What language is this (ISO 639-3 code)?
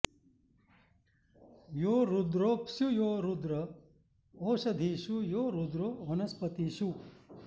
san